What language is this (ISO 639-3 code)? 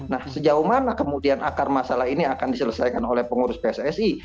ind